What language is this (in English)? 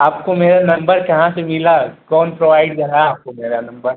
Hindi